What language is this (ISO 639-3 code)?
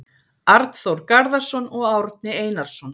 isl